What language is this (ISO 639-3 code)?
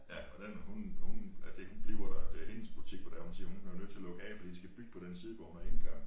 dan